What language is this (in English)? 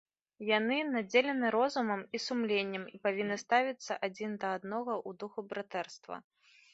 Belarusian